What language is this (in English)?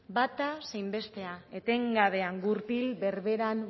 Basque